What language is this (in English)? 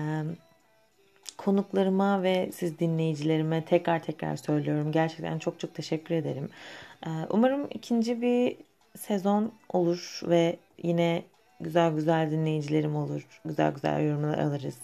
Turkish